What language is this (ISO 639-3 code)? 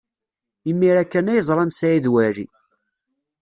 kab